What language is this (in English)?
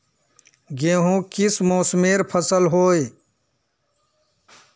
Magahi